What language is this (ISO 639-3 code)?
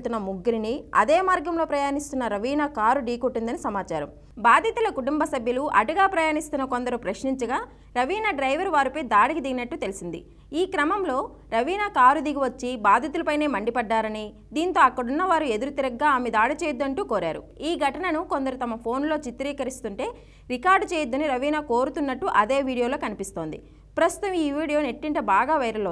tel